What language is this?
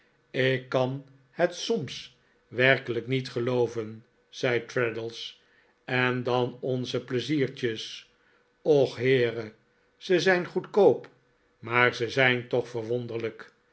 Dutch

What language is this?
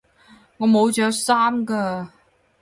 Cantonese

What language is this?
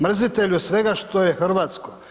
Croatian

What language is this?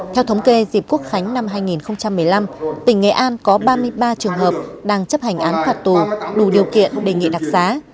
Vietnamese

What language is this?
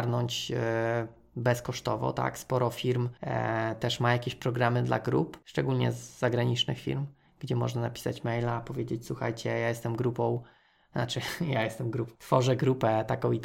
Polish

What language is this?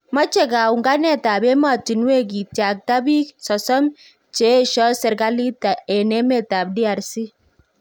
Kalenjin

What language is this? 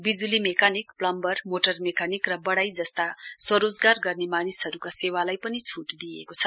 Nepali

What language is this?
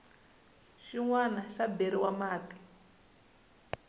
Tsonga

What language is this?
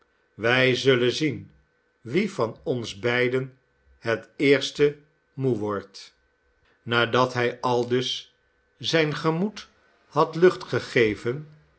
Dutch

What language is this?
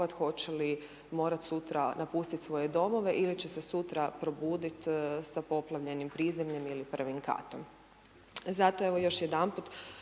Croatian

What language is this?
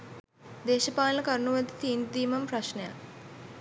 Sinhala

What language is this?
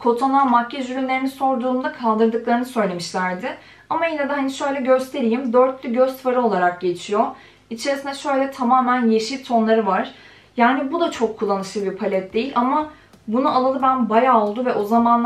Turkish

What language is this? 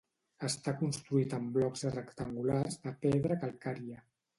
Catalan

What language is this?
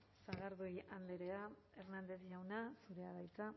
Basque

